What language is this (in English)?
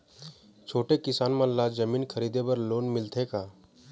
Chhattisgarhi